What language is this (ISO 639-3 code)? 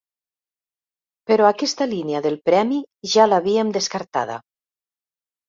cat